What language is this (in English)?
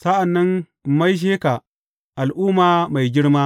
Hausa